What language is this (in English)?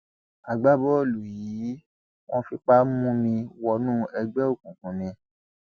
Yoruba